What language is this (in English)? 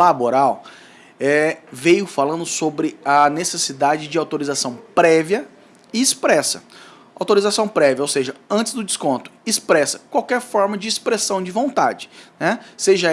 Portuguese